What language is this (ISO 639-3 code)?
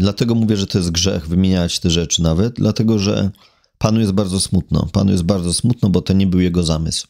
pol